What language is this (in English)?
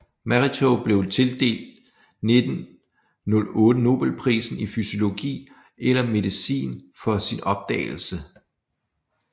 Danish